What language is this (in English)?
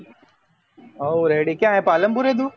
Gujarati